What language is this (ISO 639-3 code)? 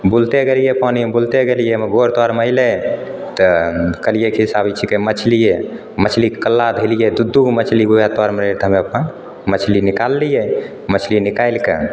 mai